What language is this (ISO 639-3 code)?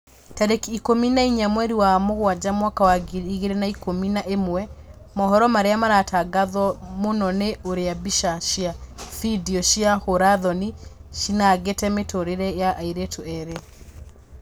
kik